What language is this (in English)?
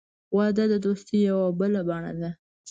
Pashto